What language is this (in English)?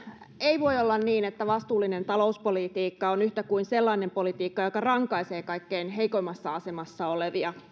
Finnish